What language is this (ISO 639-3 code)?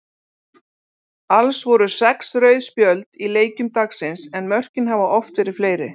isl